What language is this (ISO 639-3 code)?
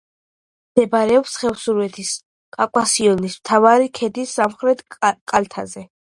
kat